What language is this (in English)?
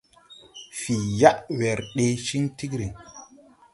Tupuri